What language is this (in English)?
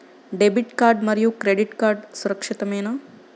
Telugu